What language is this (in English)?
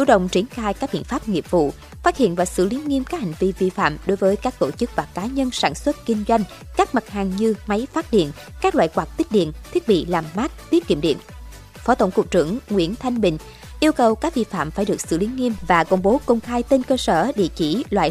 Vietnamese